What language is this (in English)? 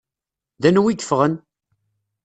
Kabyle